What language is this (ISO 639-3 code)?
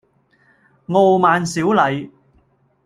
yue